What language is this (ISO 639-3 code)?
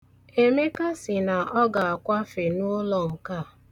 ibo